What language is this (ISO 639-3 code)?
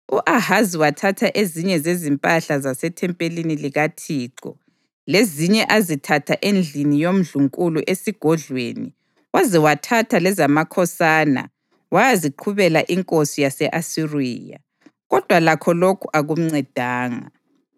nde